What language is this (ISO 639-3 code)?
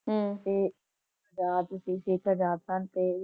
pan